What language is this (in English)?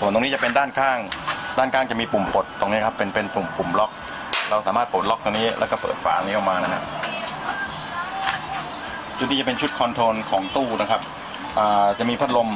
Thai